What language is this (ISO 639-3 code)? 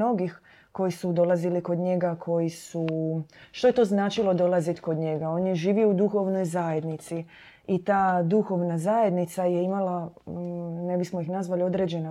hrv